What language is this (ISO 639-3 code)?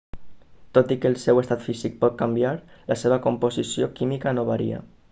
cat